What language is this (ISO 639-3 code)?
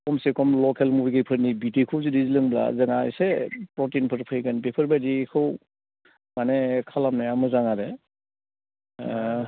brx